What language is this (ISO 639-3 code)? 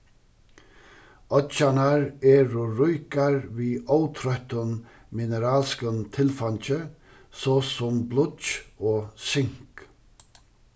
fao